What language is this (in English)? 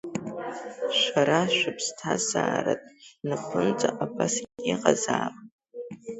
Abkhazian